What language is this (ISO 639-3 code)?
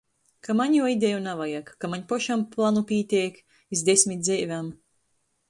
ltg